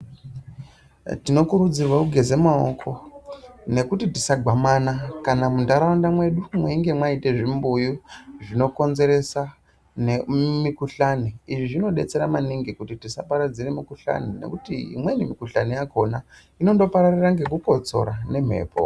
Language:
Ndau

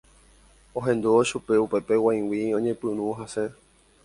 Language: Guarani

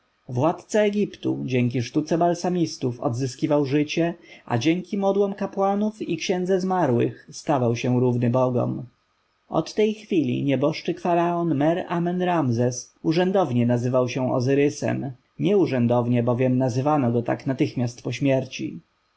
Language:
Polish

